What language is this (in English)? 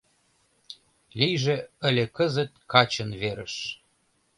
Mari